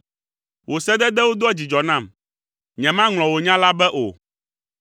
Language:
Ewe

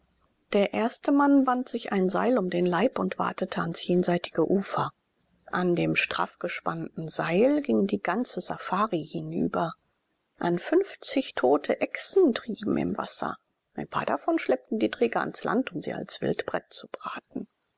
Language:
German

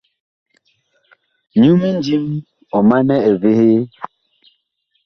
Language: Bakoko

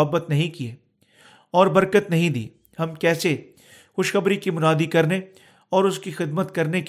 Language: Urdu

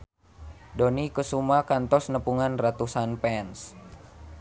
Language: Sundanese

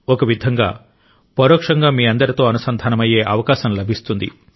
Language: Telugu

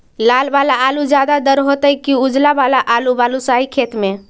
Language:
Magahi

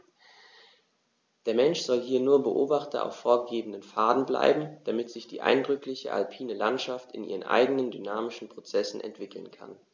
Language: German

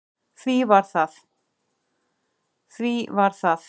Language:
Icelandic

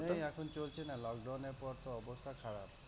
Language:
Bangla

